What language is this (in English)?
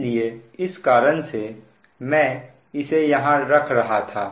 Hindi